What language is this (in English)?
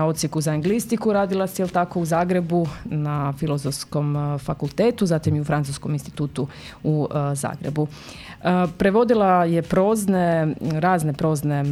Croatian